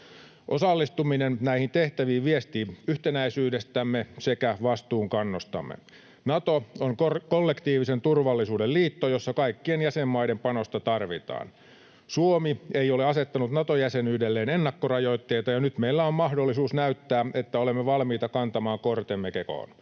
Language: Finnish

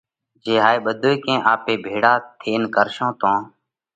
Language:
Parkari Koli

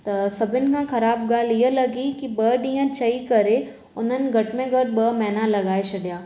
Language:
Sindhi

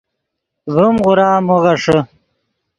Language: Yidgha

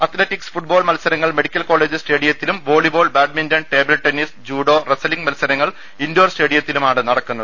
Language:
Malayalam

